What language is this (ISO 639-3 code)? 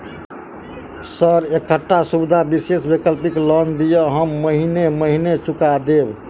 mai